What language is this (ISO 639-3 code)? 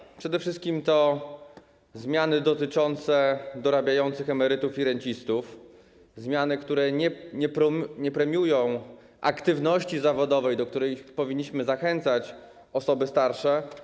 pol